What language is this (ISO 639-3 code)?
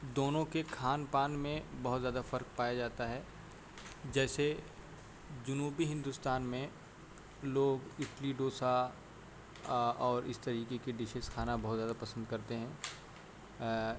urd